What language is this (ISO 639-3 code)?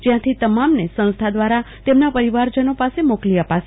guj